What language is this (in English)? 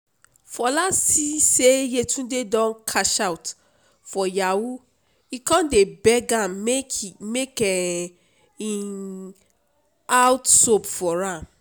Nigerian Pidgin